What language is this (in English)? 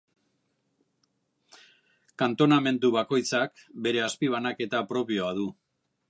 Basque